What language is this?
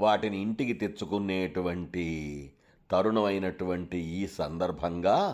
Telugu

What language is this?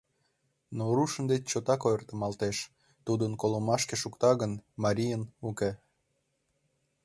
Mari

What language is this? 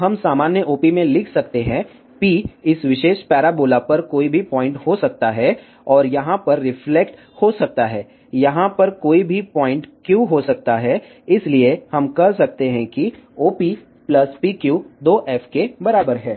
Hindi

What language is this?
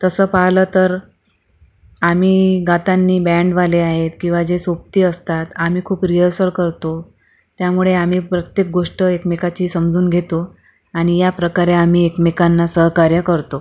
Marathi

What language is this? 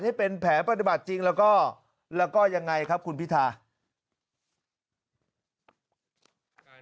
Thai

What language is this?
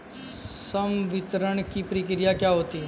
Hindi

